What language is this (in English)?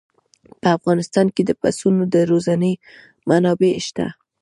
Pashto